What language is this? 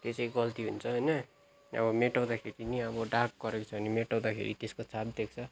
Nepali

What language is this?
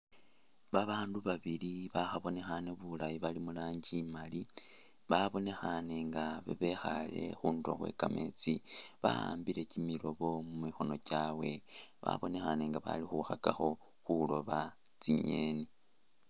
Masaaba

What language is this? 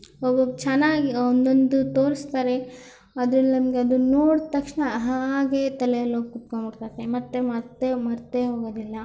Kannada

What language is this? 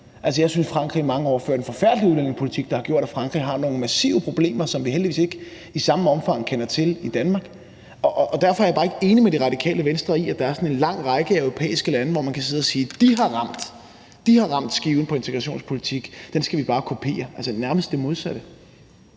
Danish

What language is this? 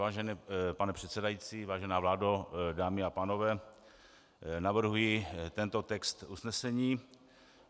Czech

